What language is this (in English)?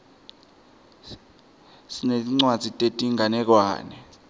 Swati